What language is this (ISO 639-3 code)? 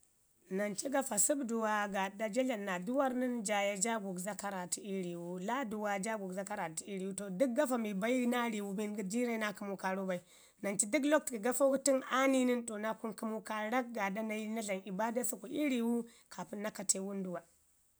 ngi